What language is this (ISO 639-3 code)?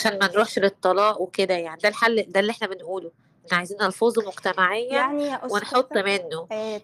ara